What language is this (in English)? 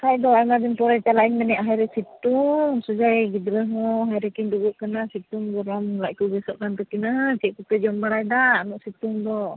Santali